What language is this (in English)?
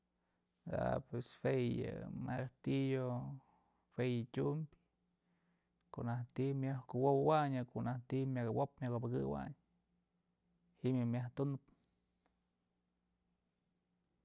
Mazatlán Mixe